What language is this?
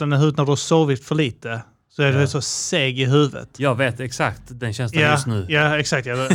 Swedish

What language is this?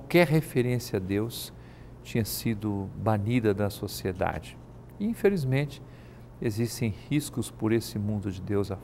Portuguese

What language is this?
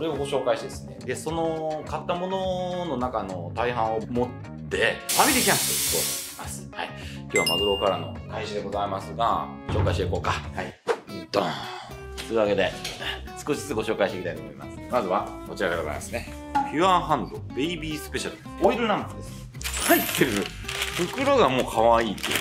Japanese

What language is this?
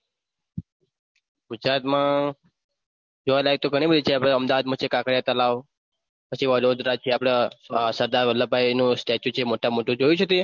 Gujarati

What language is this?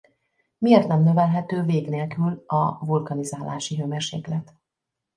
Hungarian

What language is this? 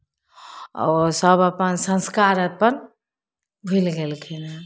Maithili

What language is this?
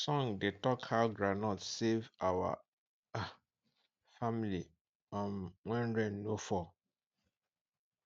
Nigerian Pidgin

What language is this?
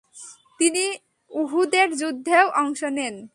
Bangla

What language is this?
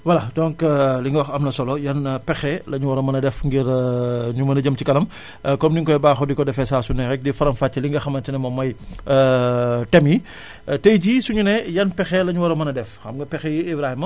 Wolof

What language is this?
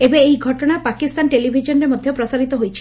Odia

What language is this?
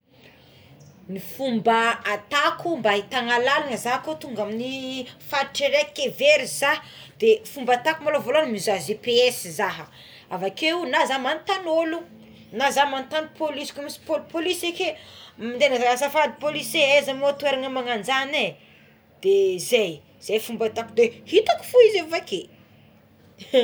Tsimihety Malagasy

